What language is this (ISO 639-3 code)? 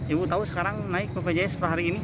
ind